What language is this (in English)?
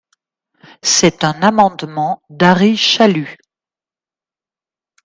French